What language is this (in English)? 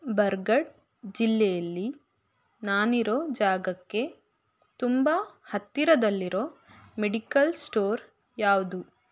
Kannada